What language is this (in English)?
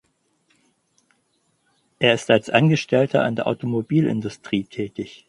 German